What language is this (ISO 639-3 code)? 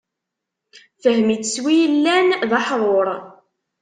kab